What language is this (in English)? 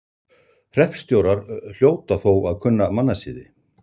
Icelandic